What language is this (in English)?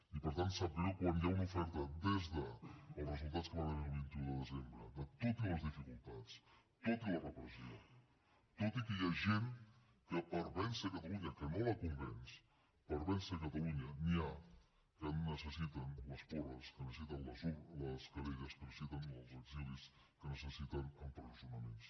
Catalan